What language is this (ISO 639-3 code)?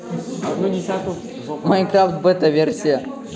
rus